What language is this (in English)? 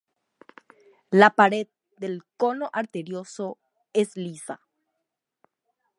Spanish